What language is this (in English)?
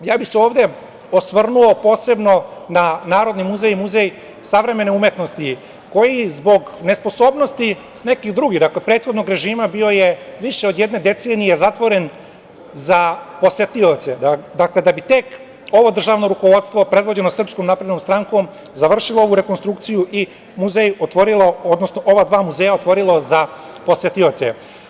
Serbian